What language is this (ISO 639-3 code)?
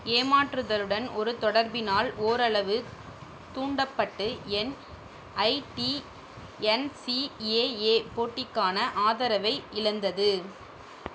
tam